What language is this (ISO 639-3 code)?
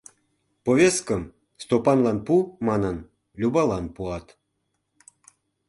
chm